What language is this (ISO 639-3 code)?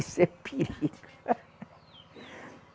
por